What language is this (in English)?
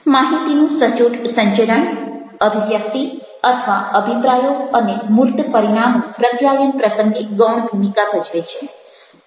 Gujarati